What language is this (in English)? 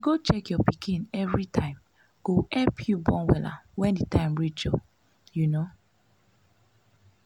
Nigerian Pidgin